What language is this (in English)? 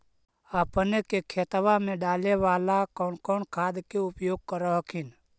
Magahi